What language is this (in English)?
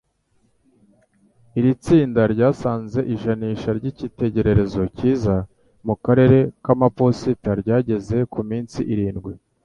Kinyarwanda